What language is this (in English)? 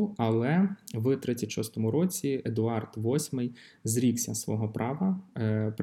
Ukrainian